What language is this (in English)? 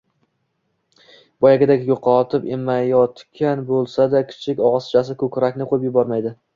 Uzbek